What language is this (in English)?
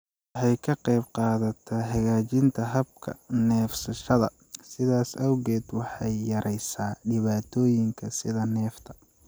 Somali